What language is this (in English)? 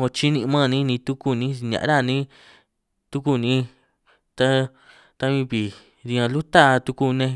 San Martín Itunyoso Triqui